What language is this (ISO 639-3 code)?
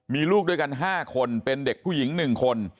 tha